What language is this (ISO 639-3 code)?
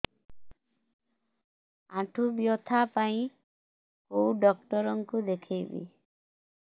ori